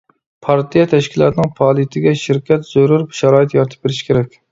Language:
Uyghur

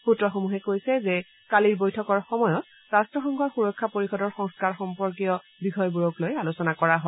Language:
Assamese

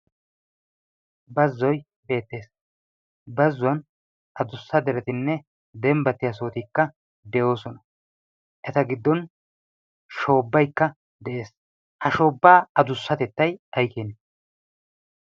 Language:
Wolaytta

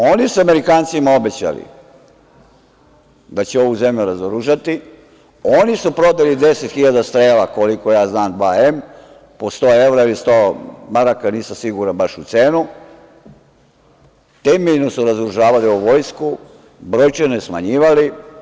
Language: Serbian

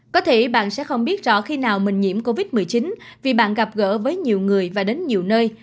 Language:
Vietnamese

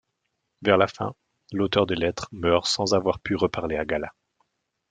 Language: French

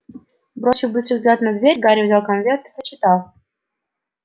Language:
Russian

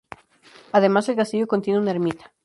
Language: Spanish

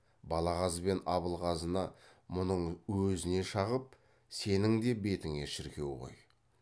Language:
Kazakh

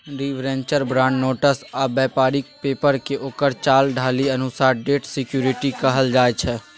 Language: Maithili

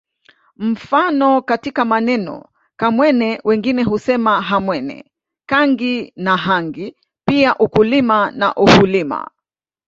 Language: Swahili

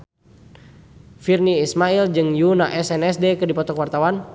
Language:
Sundanese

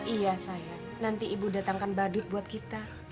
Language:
Indonesian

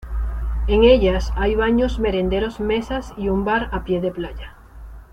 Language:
Spanish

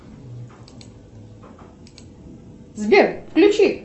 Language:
Russian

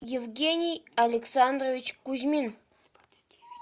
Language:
Russian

